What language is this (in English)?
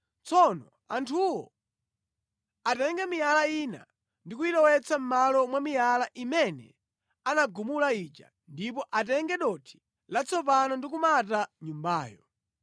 Nyanja